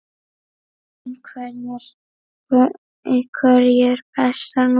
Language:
Icelandic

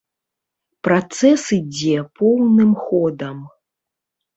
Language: Belarusian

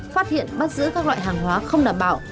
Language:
Vietnamese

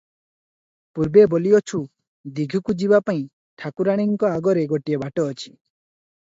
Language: Odia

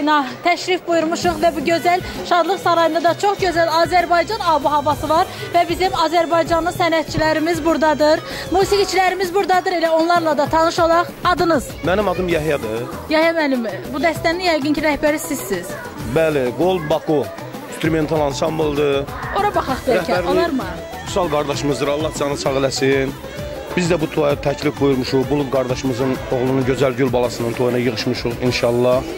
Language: Turkish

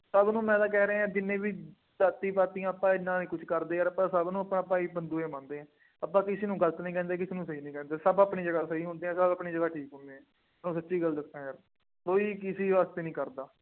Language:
Punjabi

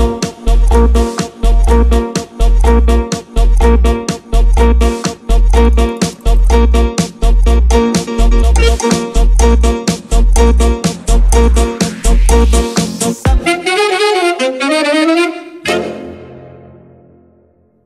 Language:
Italian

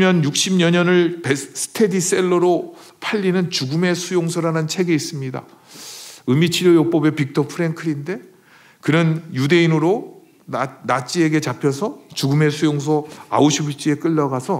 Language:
Korean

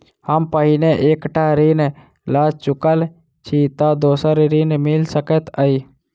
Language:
Maithili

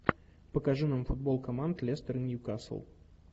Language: Russian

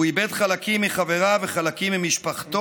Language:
Hebrew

